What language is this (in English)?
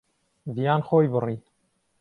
Central Kurdish